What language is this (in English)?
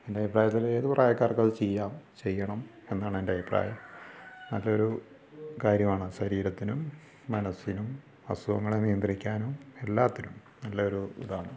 Malayalam